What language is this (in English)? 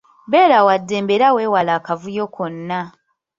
Ganda